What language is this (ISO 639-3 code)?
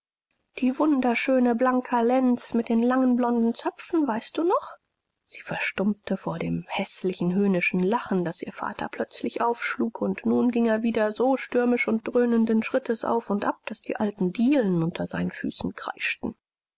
deu